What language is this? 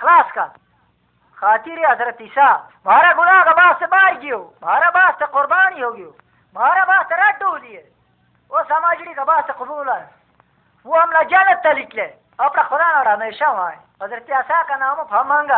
Hindi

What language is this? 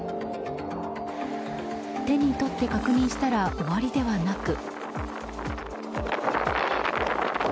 Japanese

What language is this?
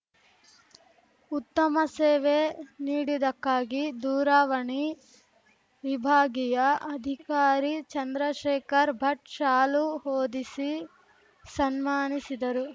Kannada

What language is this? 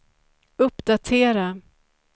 Swedish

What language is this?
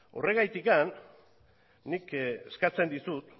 Basque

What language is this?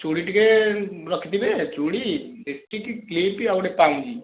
Odia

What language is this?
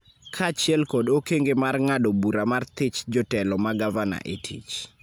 Luo (Kenya and Tanzania)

